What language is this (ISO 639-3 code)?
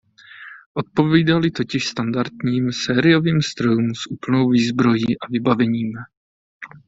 ces